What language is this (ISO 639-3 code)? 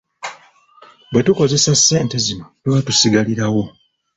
lug